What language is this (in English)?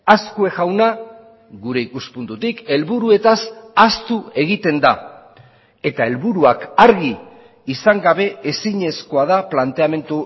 Basque